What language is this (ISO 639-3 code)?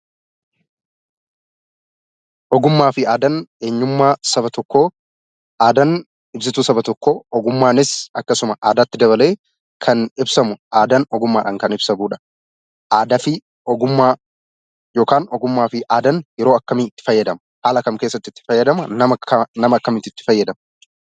orm